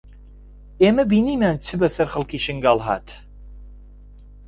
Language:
Central Kurdish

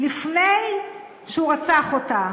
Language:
Hebrew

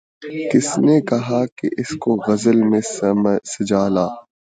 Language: Urdu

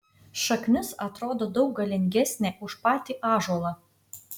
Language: Lithuanian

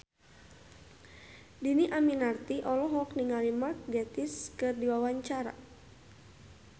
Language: Sundanese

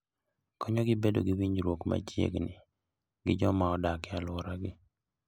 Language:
Luo (Kenya and Tanzania)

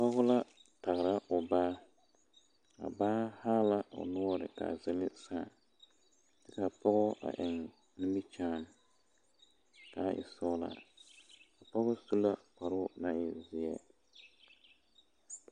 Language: Southern Dagaare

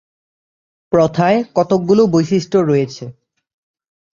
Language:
Bangla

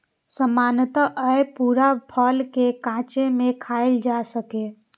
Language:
Maithili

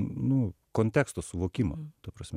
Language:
Lithuanian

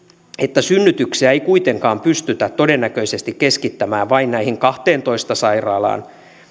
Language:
Finnish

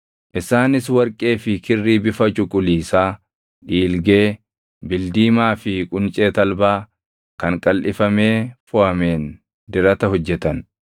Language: Oromo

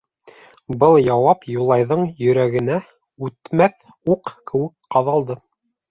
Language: Bashkir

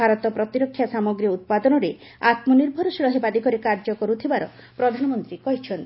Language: Odia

